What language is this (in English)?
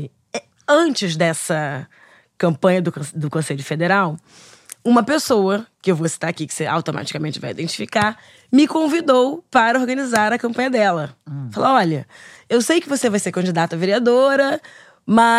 Portuguese